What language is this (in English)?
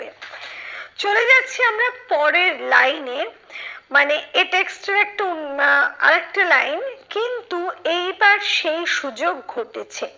Bangla